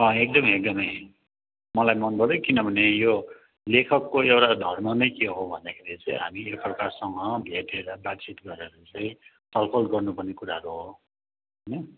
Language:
Nepali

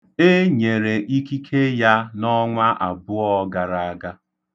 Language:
Igbo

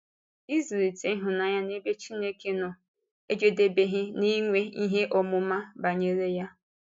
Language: Igbo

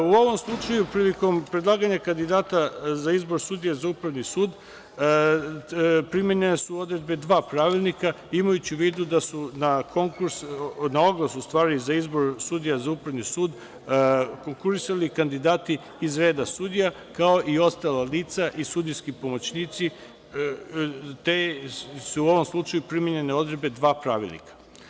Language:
Serbian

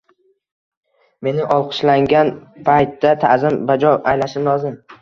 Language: Uzbek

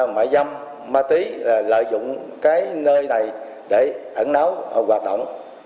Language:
Vietnamese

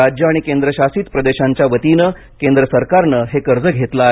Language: Marathi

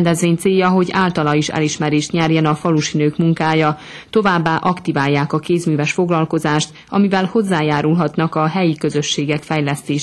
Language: Hungarian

